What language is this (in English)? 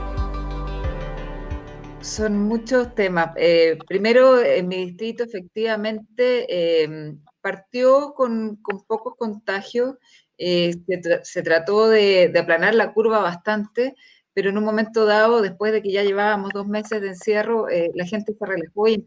Spanish